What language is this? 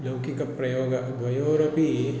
Sanskrit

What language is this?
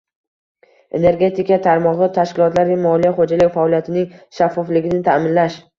Uzbek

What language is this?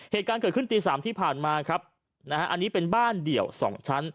Thai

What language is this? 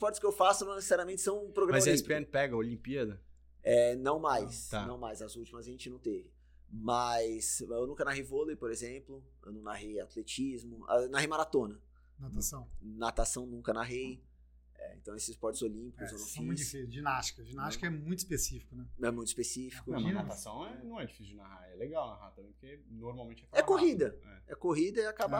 Portuguese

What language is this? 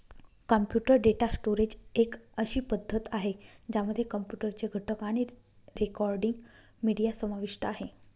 Marathi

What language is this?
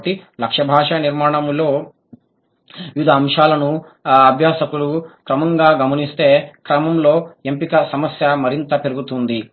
Telugu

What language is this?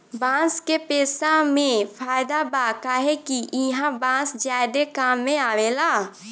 Bhojpuri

